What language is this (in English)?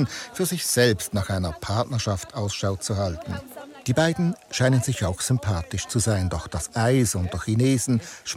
German